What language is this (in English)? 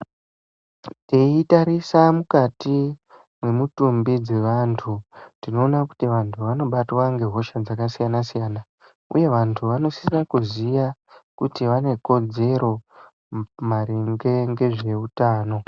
Ndau